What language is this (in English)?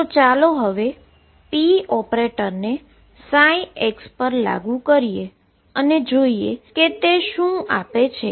Gujarati